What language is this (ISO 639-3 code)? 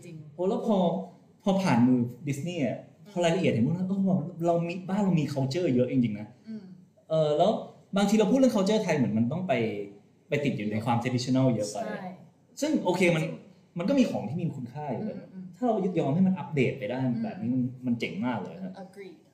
tha